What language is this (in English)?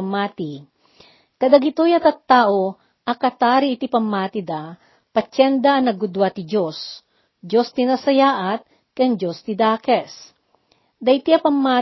Filipino